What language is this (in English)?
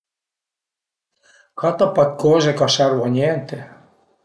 Piedmontese